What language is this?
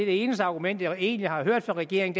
Danish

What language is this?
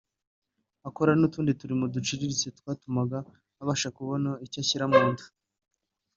Kinyarwanda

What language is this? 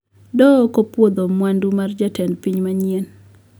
Luo (Kenya and Tanzania)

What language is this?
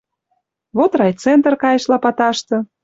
Western Mari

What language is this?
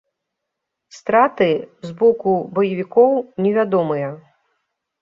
Belarusian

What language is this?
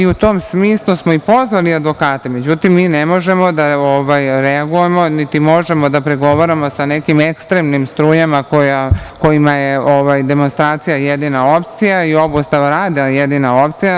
Serbian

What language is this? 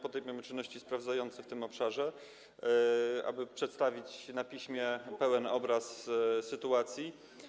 Polish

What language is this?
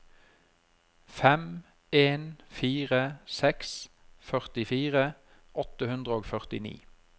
Norwegian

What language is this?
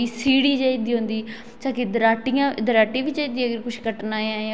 Dogri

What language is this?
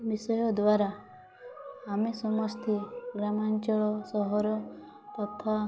Odia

